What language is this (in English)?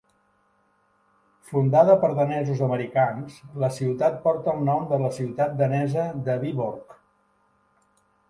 Catalan